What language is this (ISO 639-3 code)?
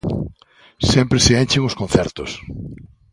glg